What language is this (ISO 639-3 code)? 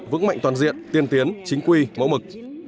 vie